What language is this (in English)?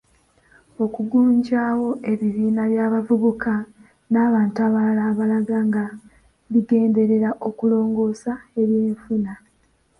Ganda